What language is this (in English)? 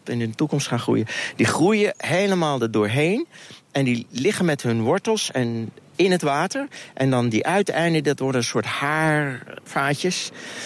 Dutch